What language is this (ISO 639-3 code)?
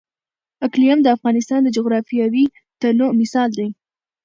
pus